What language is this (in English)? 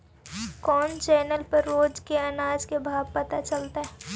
Magahi